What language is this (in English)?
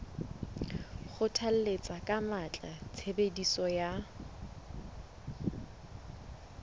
Southern Sotho